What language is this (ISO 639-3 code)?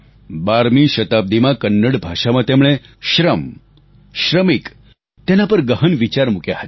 guj